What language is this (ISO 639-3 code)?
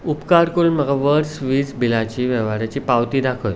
kok